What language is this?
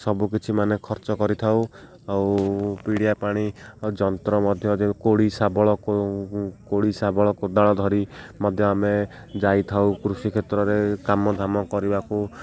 Odia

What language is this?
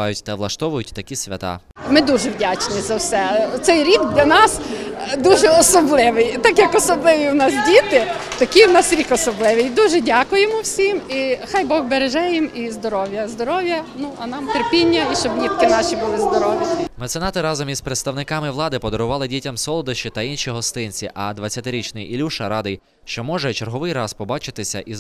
Ukrainian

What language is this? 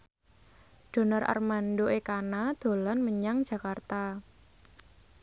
Javanese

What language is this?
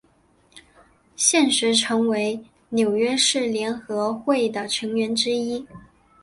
Chinese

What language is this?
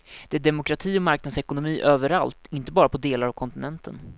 Swedish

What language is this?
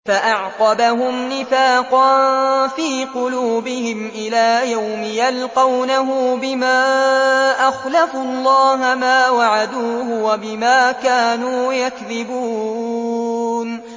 Arabic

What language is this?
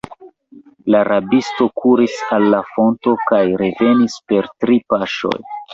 Esperanto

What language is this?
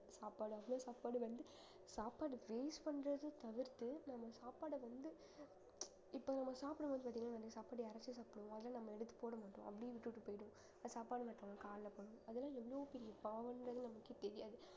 Tamil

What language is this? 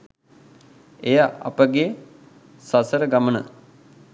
Sinhala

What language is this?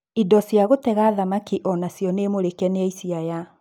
Kikuyu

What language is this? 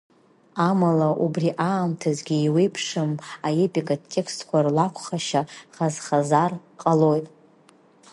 Abkhazian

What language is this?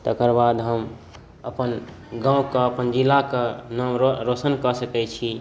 Maithili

